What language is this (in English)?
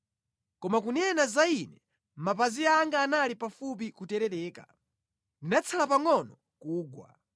Nyanja